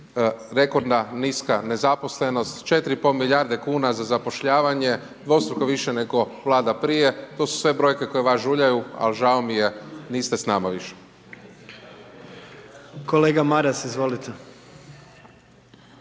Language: Croatian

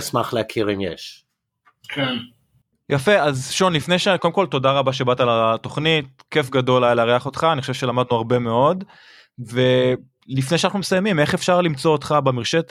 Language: Hebrew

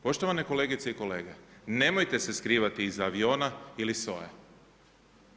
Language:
Croatian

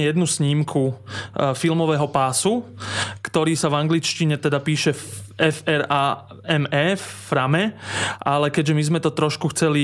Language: Slovak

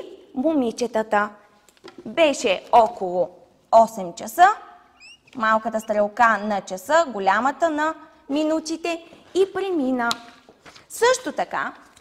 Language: Bulgarian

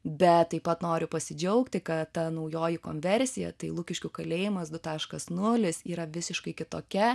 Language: Lithuanian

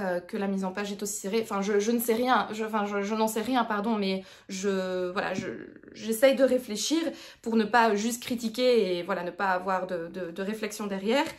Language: French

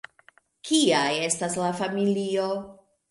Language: Esperanto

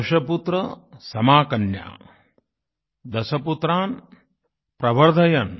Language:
Hindi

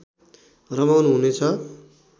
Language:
Nepali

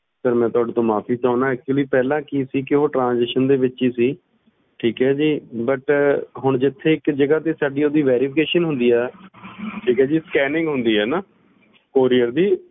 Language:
Punjabi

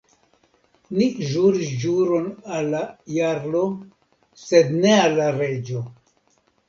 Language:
Esperanto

